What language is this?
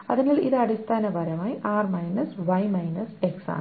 Malayalam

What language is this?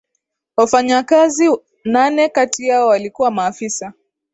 Swahili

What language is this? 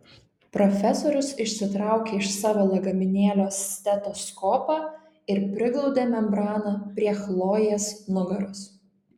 Lithuanian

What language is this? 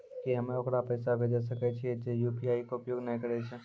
Maithili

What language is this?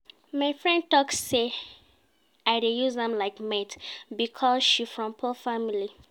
Nigerian Pidgin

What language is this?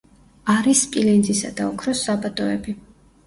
Georgian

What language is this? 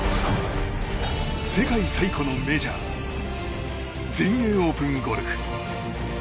Japanese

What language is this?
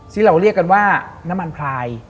Thai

